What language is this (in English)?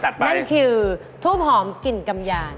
Thai